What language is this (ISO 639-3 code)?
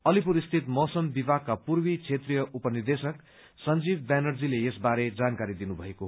nep